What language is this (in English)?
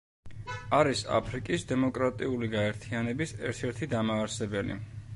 Georgian